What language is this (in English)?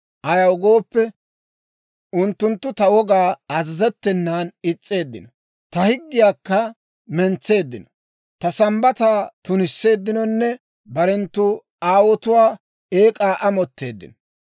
Dawro